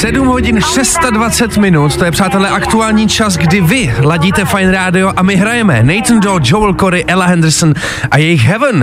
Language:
Czech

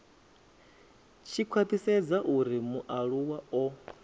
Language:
Venda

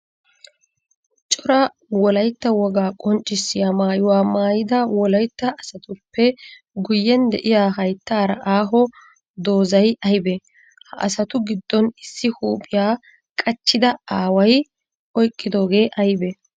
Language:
Wolaytta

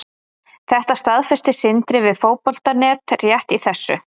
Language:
Icelandic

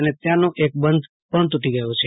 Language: Gujarati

